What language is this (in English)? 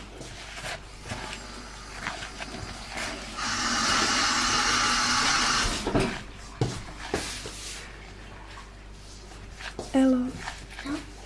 Czech